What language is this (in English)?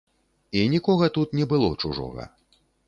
Belarusian